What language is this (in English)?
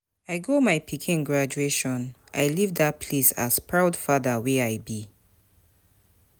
Nigerian Pidgin